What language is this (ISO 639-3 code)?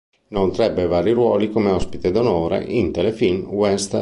ita